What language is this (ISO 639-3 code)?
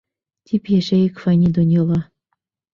bak